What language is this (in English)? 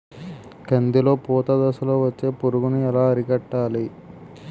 Telugu